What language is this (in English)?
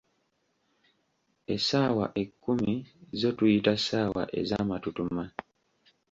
Ganda